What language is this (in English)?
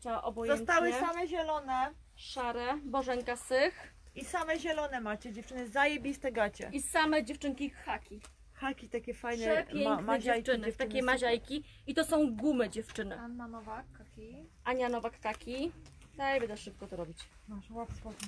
Polish